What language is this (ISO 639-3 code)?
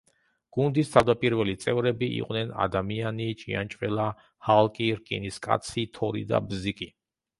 kat